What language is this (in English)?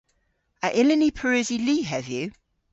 Cornish